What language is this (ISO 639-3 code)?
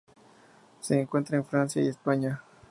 spa